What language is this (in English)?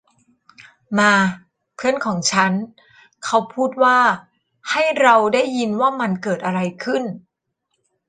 Thai